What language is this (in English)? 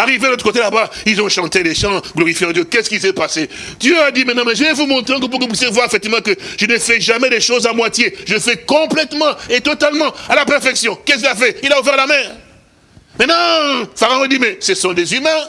French